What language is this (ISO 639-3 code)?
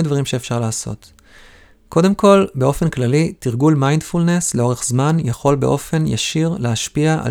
heb